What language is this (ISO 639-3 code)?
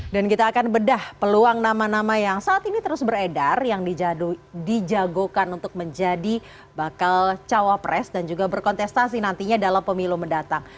ind